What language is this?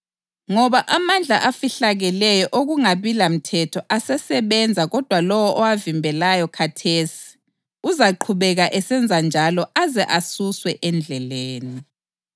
North Ndebele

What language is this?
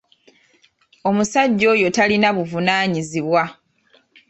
Ganda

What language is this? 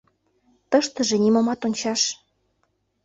Mari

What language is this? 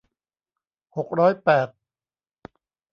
Thai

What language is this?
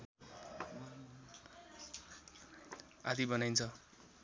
Nepali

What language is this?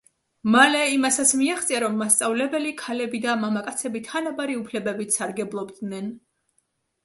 Georgian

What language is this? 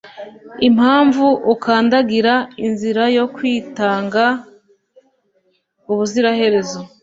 Kinyarwanda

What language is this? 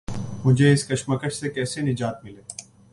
Urdu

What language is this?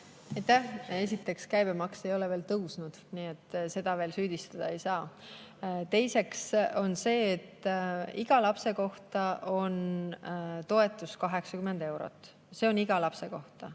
Estonian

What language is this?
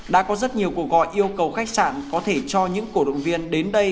Vietnamese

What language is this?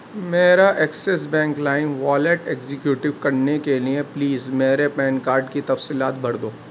Urdu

